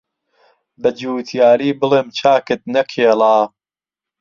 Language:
Central Kurdish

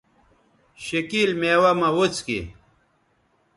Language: Bateri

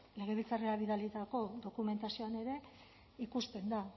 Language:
Basque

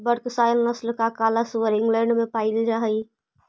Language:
Magahi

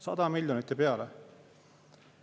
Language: Estonian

